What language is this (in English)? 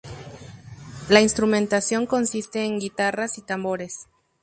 Spanish